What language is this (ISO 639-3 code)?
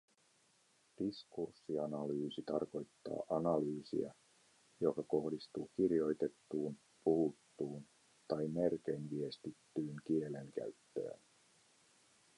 fin